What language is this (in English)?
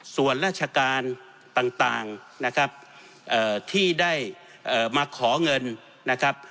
Thai